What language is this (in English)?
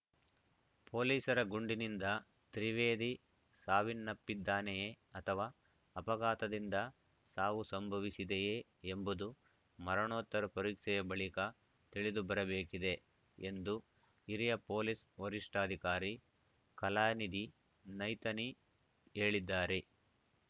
Kannada